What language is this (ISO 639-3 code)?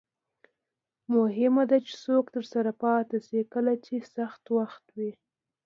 pus